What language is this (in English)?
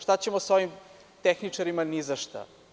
Serbian